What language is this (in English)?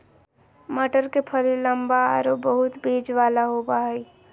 Magahi